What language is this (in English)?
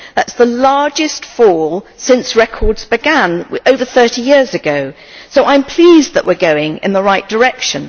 English